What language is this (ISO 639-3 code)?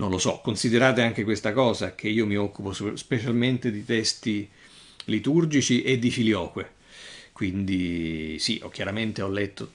ita